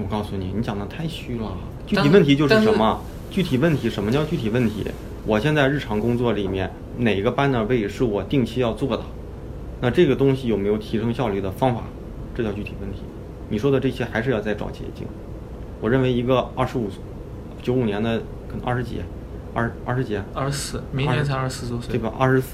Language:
Chinese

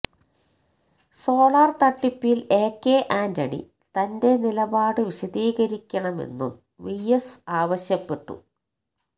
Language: Malayalam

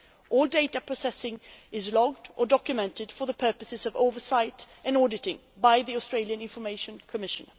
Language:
English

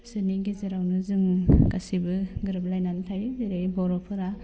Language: Bodo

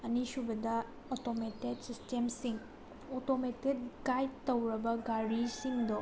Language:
Manipuri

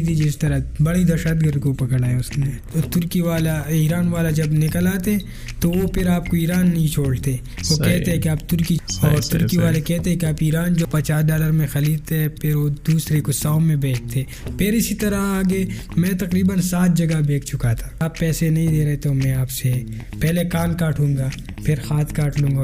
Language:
Urdu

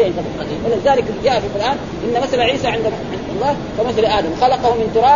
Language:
Arabic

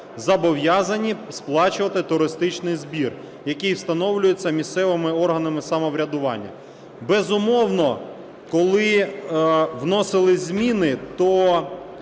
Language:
Ukrainian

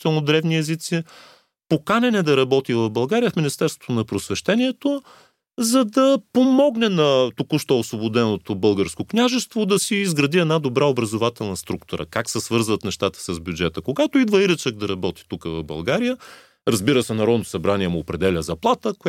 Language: Bulgarian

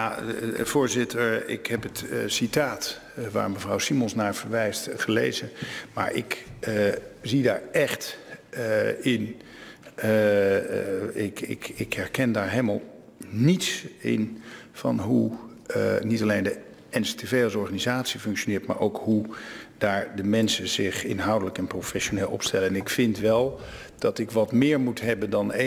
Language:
Dutch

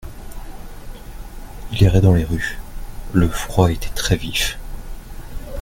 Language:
French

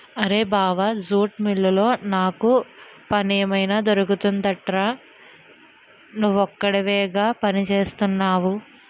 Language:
Telugu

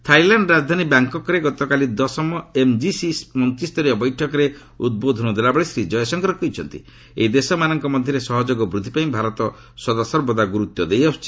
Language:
Odia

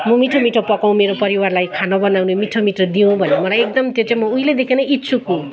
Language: Nepali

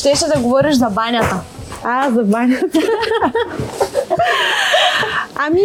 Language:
Bulgarian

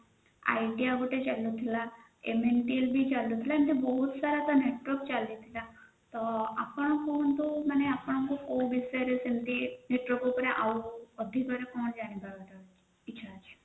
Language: Odia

